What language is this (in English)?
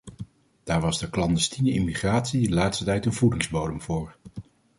Dutch